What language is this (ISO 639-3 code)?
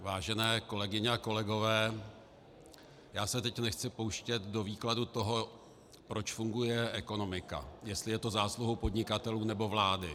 ces